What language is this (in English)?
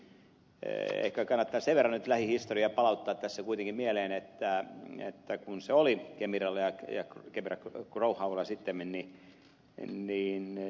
Finnish